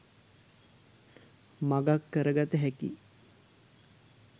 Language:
Sinhala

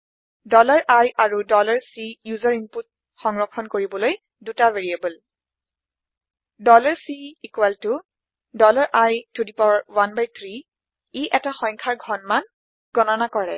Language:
Assamese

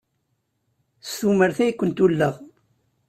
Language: Kabyle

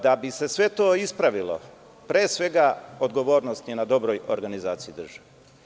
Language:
Serbian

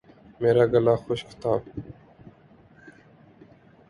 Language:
Urdu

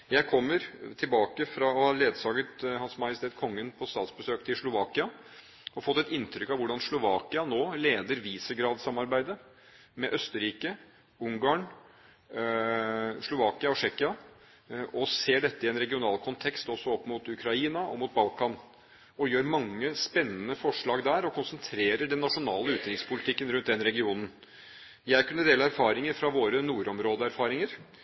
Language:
Norwegian Bokmål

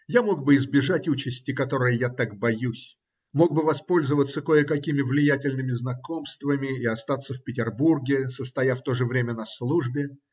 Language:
Russian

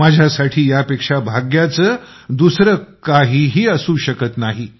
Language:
Marathi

